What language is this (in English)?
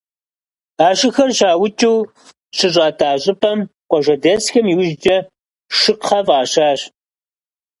Kabardian